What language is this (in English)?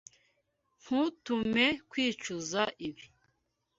Kinyarwanda